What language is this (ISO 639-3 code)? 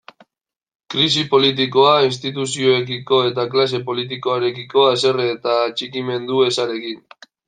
eus